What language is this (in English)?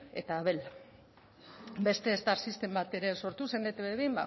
Basque